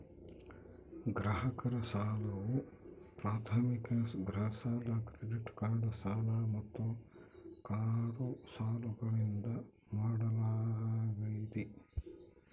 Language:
Kannada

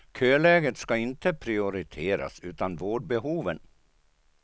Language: Swedish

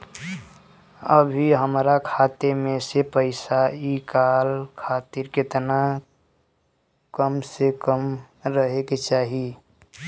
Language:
Bhojpuri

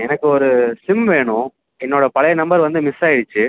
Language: Tamil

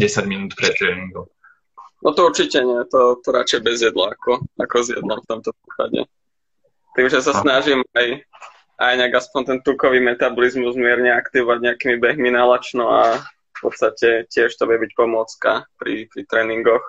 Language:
Slovak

